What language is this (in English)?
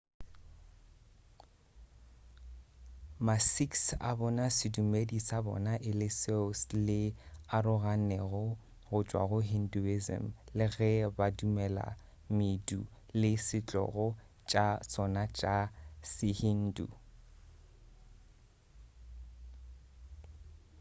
Northern Sotho